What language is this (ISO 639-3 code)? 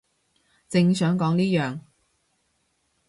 yue